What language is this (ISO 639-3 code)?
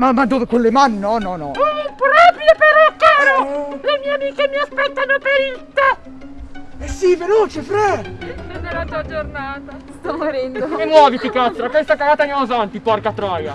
ita